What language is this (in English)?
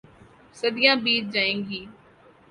Urdu